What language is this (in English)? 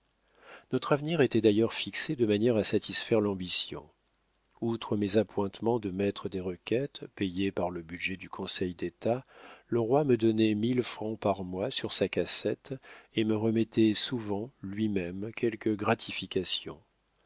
French